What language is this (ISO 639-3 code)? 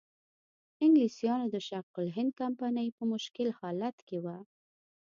pus